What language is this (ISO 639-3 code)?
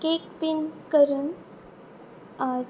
kok